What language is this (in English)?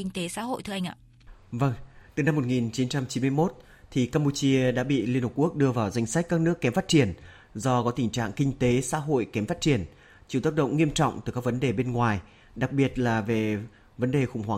Vietnamese